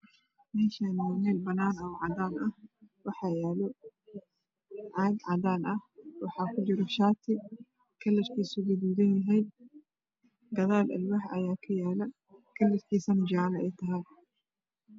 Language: Somali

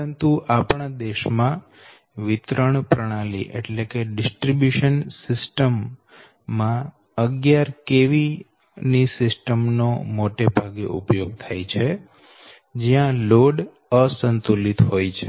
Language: Gujarati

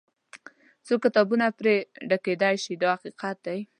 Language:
Pashto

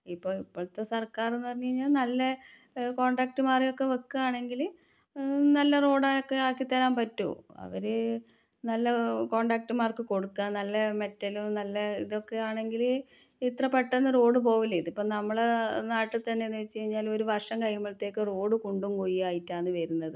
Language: Malayalam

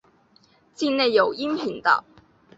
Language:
Chinese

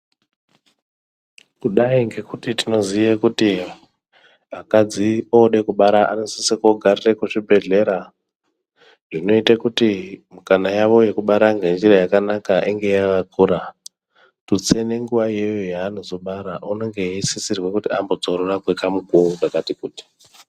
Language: Ndau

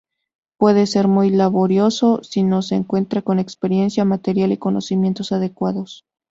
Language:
Spanish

